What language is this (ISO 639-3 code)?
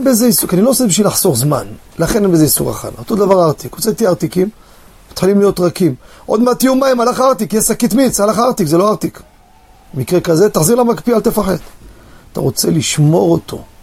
heb